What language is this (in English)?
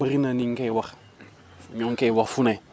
Wolof